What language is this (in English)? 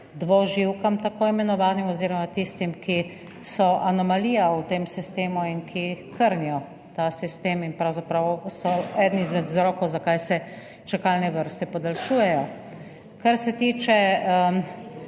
Slovenian